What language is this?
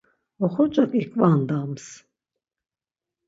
Laz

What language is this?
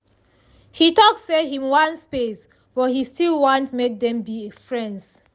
Nigerian Pidgin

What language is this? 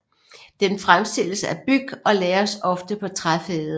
Danish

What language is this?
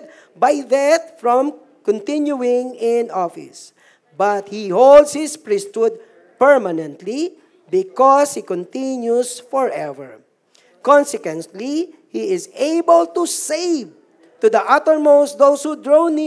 Filipino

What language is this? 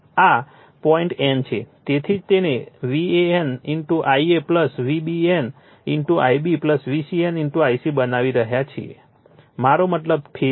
Gujarati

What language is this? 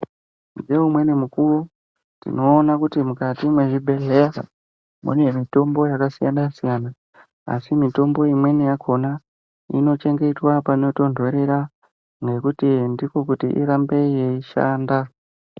Ndau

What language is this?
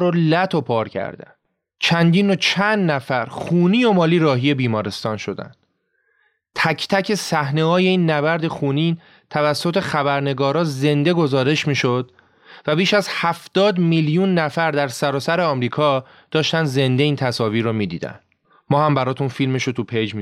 Persian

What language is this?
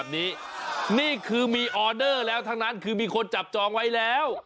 Thai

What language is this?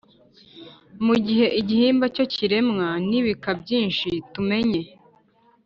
Kinyarwanda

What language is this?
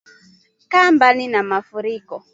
Swahili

